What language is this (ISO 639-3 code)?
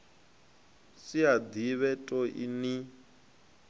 ven